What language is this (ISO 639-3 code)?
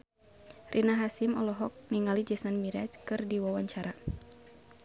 sun